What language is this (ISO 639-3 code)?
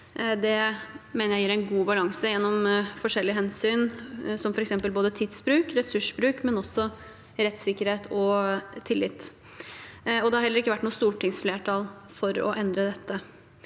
nor